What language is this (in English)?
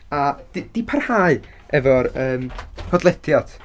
Welsh